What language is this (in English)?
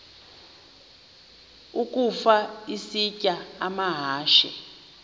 Xhosa